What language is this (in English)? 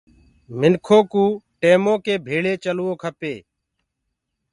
Gurgula